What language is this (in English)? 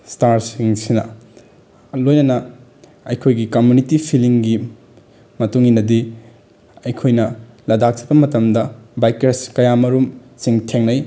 Manipuri